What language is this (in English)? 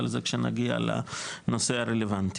Hebrew